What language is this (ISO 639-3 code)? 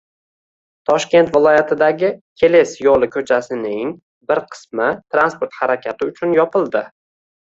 uzb